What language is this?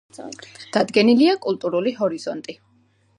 Georgian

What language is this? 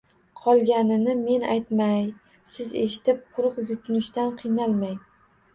Uzbek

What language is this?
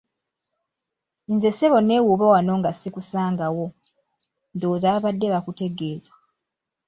Ganda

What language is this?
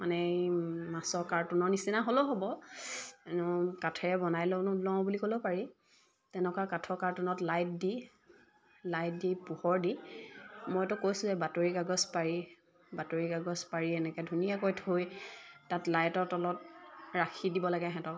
Assamese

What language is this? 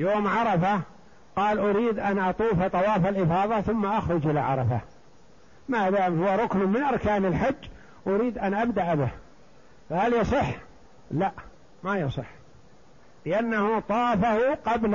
Arabic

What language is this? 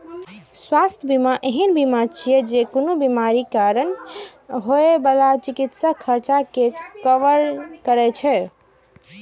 Maithili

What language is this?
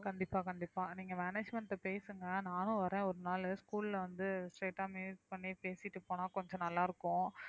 Tamil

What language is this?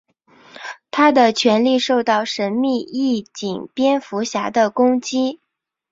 Chinese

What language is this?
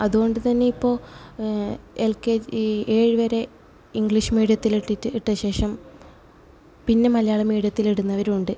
Malayalam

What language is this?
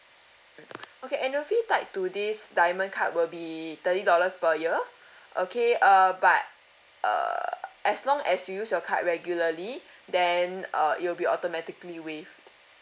English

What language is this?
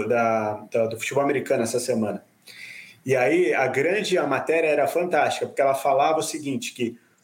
Portuguese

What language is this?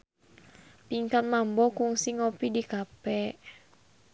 Sundanese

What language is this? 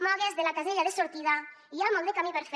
Catalan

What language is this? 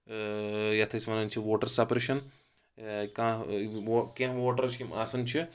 Kashmiri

